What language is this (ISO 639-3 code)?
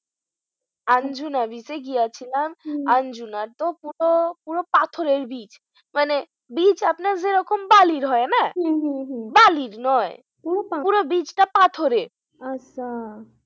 ben